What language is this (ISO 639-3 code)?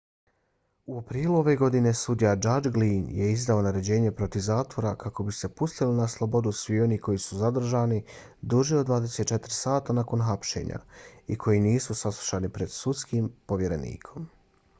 bos